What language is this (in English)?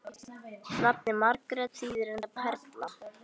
Icelandic